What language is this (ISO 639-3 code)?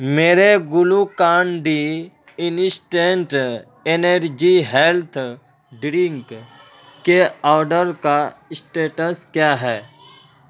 urd